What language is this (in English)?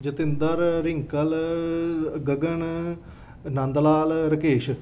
Punjabi